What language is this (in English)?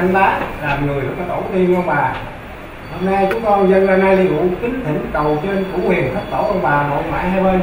Vietnamese